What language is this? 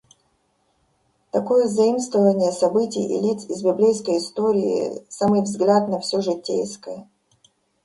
Russian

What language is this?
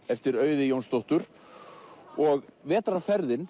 Icelandic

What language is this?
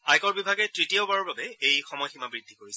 Assamese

